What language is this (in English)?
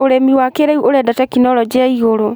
Kikuyu